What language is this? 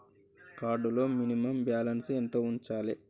Telugu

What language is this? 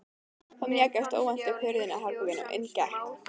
Icelandic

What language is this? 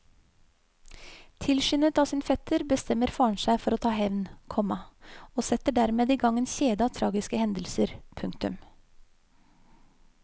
Norwegian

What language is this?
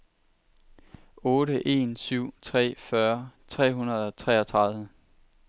Danish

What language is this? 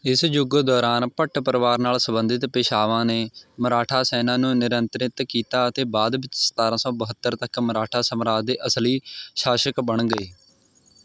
Punjabi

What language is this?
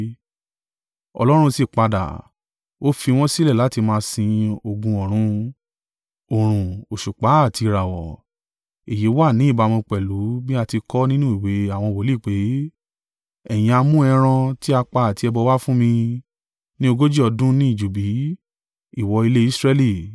Yoruba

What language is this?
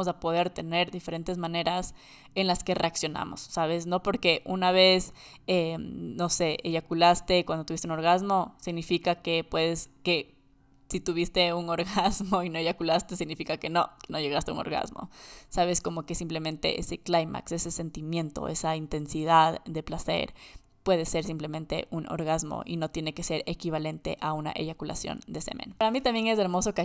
Spanish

